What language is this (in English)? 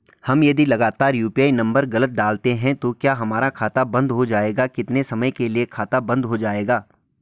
Hindi